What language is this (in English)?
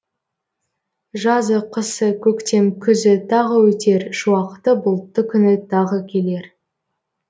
Kazakh